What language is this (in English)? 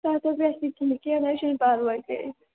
Kashmiri